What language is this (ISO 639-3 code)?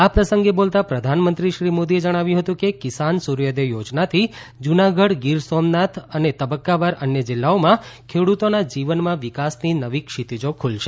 guj